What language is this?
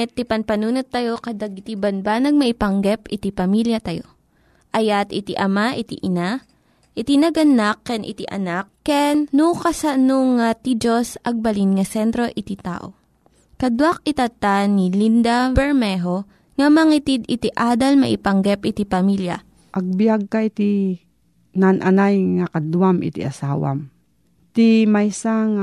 Filipino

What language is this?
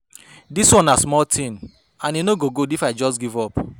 Nigerian Pidgin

